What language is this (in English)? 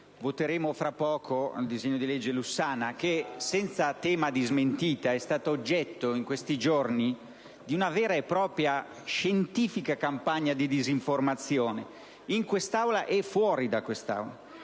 Italian